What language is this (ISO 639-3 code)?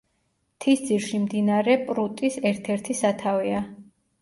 kat